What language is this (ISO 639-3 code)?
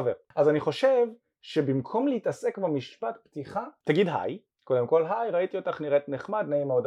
heb